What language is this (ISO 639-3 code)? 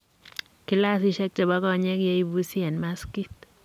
kln